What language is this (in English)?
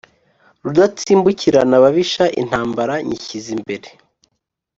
Kinyarwanda